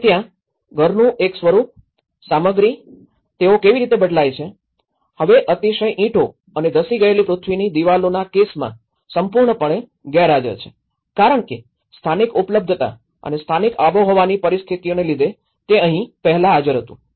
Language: Gujarati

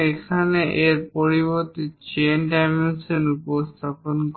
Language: Bangla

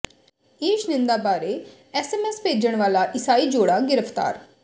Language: Punjabi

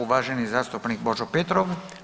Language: Croatian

